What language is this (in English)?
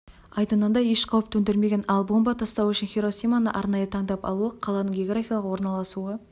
Kazakh